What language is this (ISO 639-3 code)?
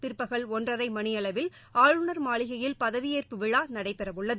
tam